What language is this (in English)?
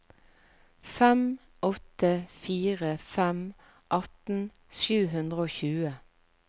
Norwegian